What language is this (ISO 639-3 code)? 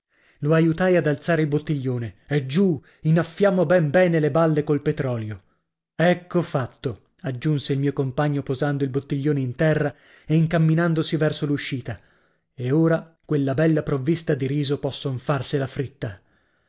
ita